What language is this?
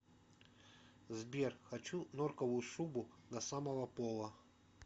Russian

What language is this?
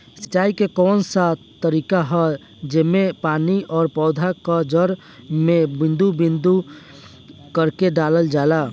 Bhojpuri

